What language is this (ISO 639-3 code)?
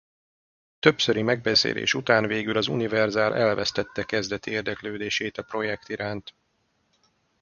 hun